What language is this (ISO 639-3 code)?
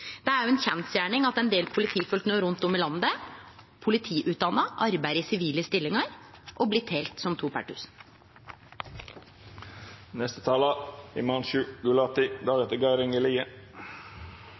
nno